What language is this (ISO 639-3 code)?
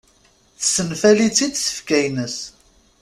kab